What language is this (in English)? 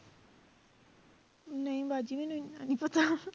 Punjabi